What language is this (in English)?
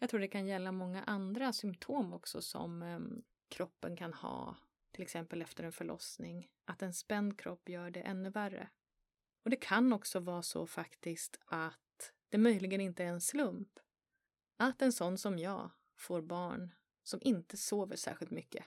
Swedish